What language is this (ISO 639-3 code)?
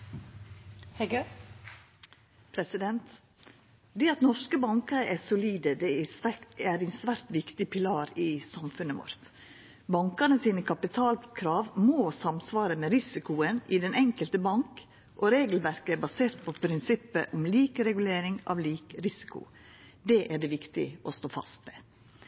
nno